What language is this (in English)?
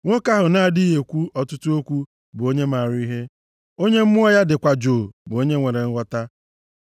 Igbo